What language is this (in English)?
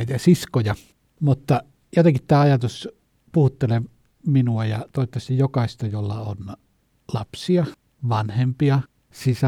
Finnish